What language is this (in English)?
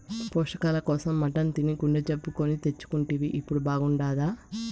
Telugu